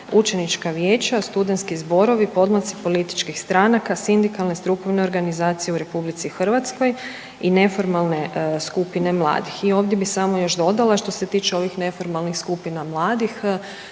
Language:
Croatian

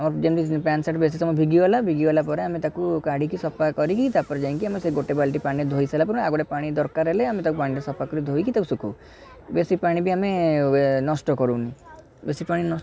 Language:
Odia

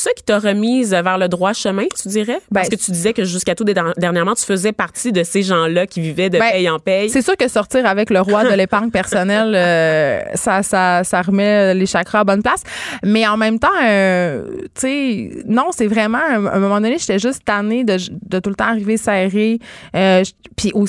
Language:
French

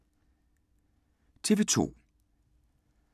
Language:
Danish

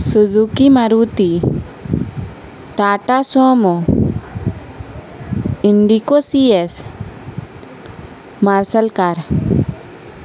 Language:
Urdu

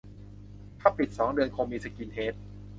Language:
Thai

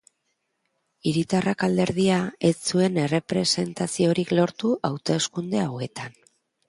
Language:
Basque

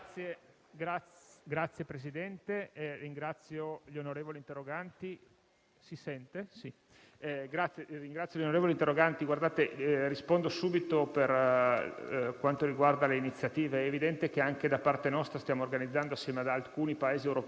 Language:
Italian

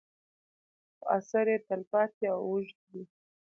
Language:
Pashto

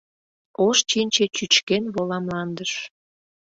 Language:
Mari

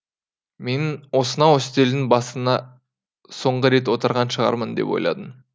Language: Kazakh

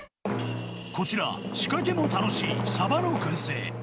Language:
Japanese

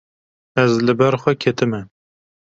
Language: Kurdish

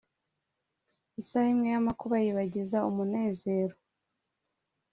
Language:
Kinyarwanda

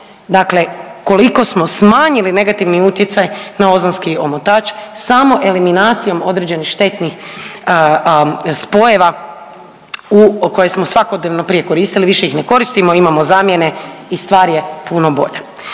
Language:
Croatian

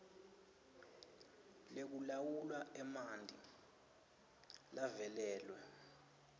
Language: Swati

